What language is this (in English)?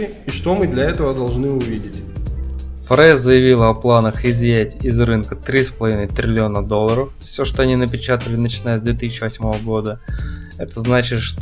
Russian